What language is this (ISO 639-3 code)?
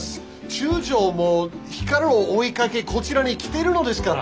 jpn